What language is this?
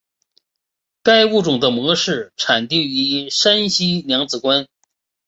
Chinese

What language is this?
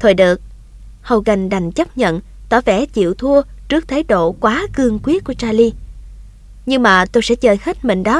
Vietnamese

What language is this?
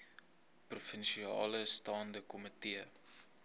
Afrikaans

